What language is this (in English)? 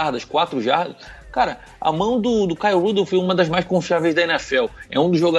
Portuguese